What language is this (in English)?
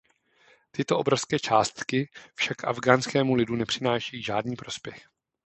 Czech